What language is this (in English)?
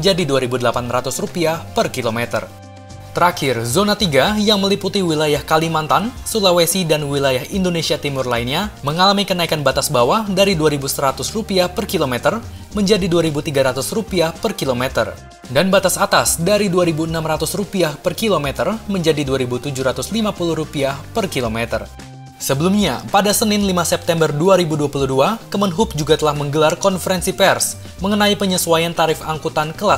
Indonesian